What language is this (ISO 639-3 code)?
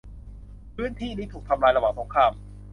tha